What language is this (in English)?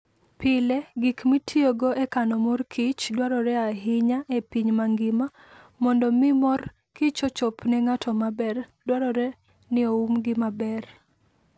Luo (Kenya and Tanzania)